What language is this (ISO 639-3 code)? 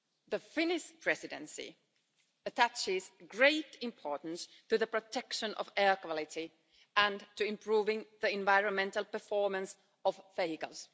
eng